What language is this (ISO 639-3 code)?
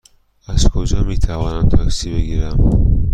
fas